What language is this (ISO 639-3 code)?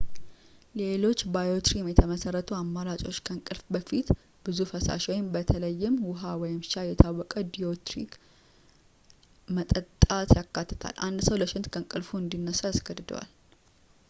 amh